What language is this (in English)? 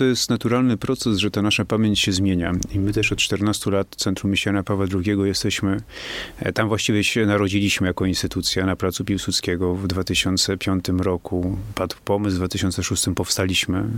Polish